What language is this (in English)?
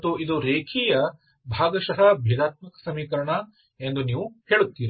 Kannada